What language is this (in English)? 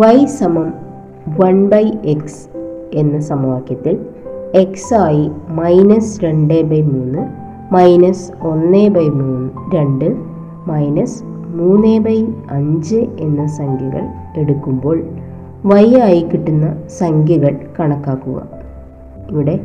Malayalam